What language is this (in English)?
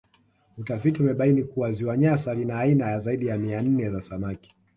Swahili